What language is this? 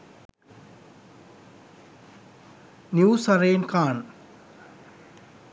Sinhala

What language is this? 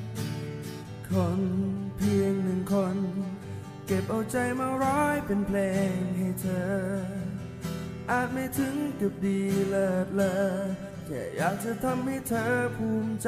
Thai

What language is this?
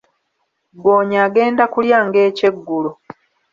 Ganda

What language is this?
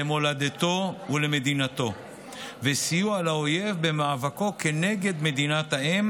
Hebrew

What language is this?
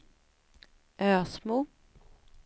Swedish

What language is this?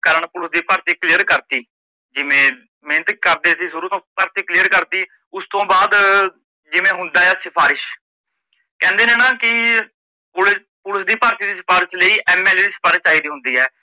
Punjabi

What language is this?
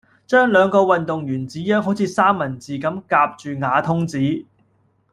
Cantonese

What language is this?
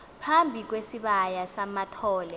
Xhosa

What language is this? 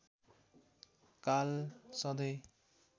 Nepali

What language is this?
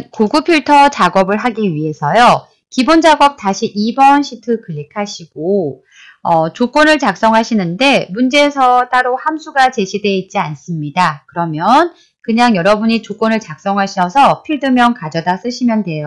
Korean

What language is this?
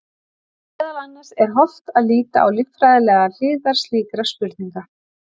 Icelandic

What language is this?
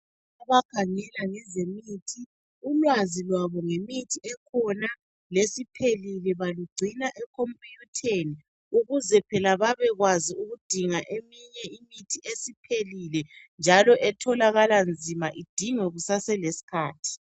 North Ndebele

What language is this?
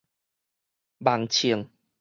Min Nan Chinese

